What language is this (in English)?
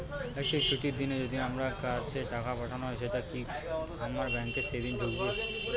Bangla